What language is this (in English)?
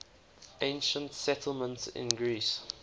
English